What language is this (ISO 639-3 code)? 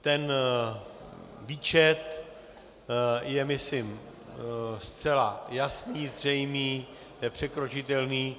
ces